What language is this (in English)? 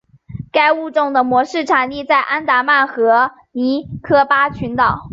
Chinese